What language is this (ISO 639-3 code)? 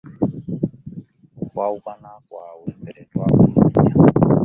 lug